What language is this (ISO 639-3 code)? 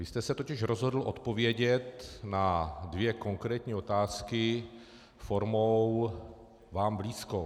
ces